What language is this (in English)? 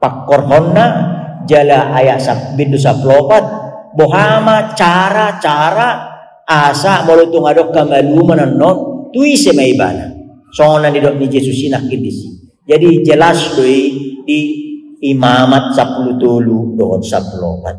Indonesian